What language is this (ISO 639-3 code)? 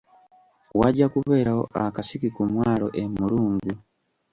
lug